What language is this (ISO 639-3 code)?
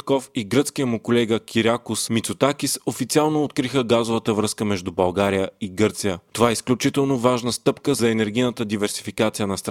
bul